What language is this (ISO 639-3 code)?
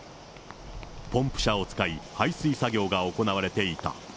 jpn